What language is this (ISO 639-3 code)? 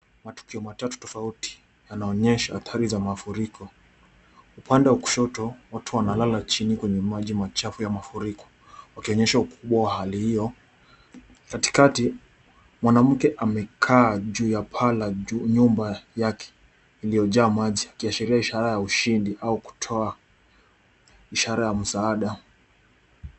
swa